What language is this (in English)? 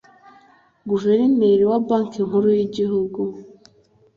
Kinyarwanda